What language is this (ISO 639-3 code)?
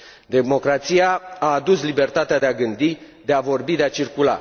ron